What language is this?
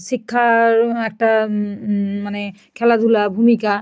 Bangla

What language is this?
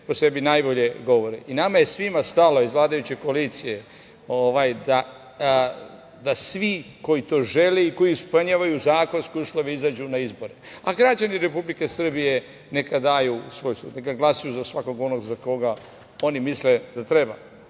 Serbian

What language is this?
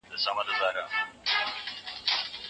Pashto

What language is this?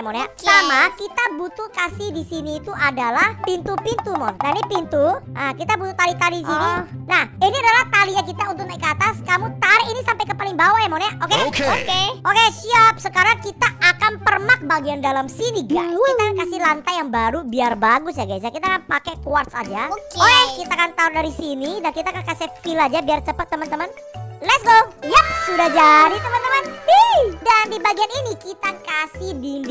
Indonesian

